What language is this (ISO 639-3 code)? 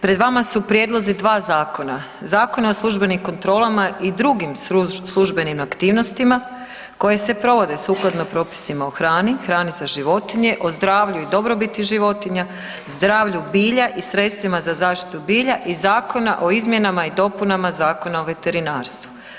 hrv